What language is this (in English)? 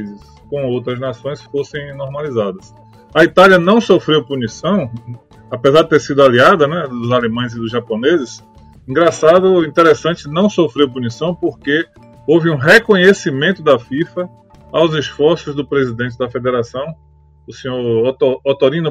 Portuguese